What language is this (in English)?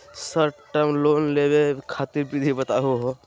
Magahi